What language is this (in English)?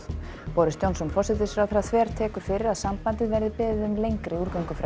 Icelandic